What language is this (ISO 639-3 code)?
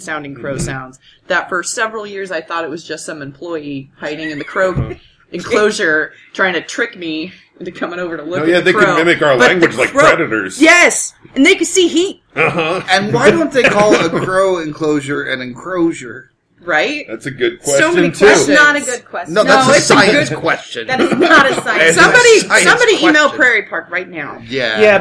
eng